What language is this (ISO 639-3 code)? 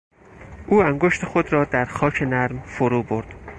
fas